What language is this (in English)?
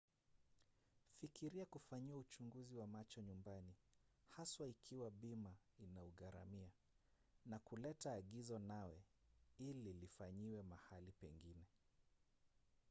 Swahili